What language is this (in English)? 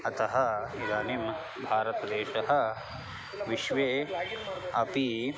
Sanskrit